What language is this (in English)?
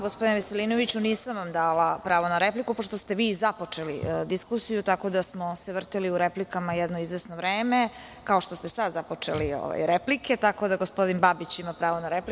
Serbian